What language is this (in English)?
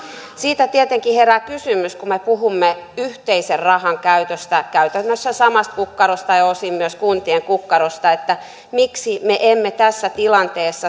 Finnish